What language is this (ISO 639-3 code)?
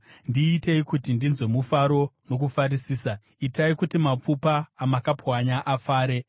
sna